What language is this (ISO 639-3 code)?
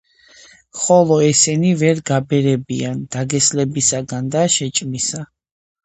kat